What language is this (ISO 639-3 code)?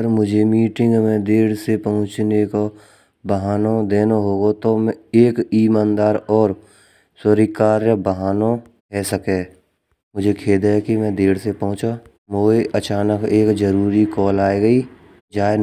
bra